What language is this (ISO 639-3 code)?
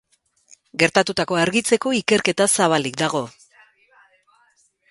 eus